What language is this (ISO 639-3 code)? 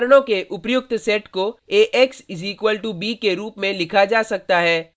hin